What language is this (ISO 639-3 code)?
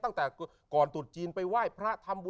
tha